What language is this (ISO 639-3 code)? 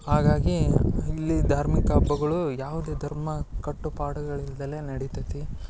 kan